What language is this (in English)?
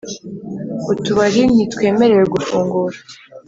Kinyarwanda